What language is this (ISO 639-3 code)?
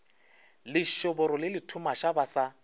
nso